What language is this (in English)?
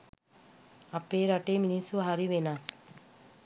Sinhala